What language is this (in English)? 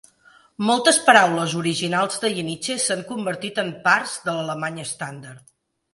Catalan